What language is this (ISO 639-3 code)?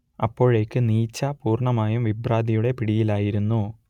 mal